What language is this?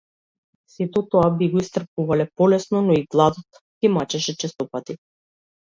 Macedonian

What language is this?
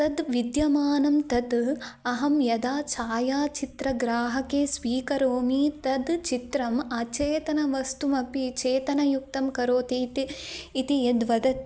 Sanskrit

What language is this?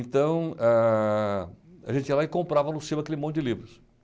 Portuguese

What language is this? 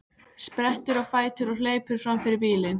Icelandic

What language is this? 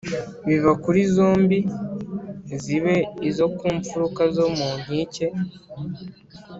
Kinyarwanda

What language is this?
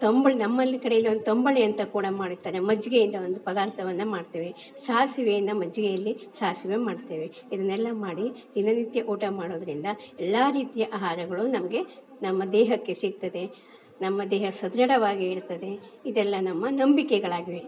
Kannada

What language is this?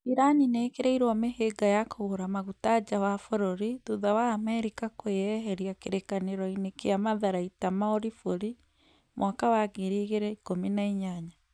Kikuyu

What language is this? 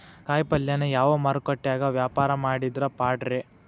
Kannada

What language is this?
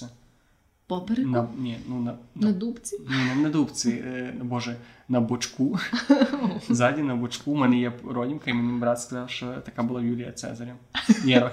Ukrainian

